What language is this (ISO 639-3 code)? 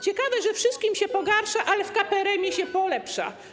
pol